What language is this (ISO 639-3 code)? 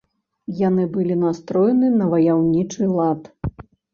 bel